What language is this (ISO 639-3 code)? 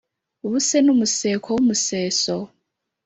kin